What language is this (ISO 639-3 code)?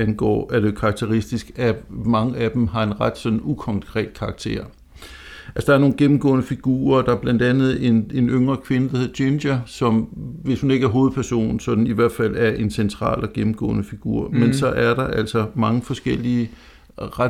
dan